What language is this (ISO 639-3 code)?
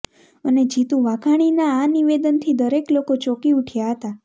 guj